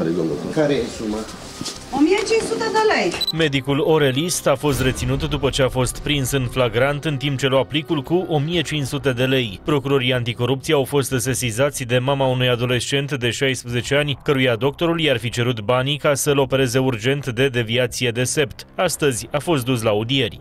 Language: Romanian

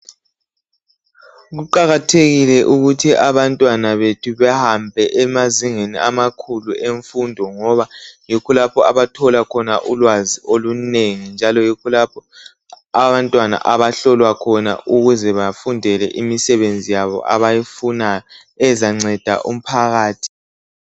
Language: North Ndebele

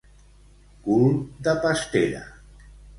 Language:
Catalan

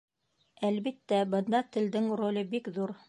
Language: Bashkir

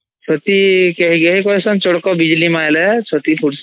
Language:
Odia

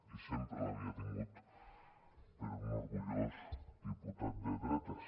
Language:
Catalan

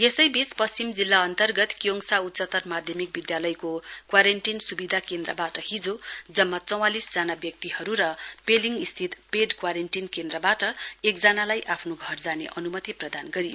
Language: Nepali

